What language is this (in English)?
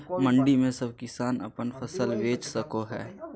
Magahi